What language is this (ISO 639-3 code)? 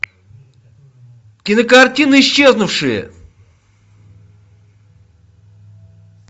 rus